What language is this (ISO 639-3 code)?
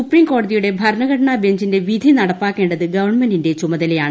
mal